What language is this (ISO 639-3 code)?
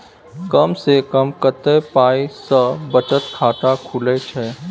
mai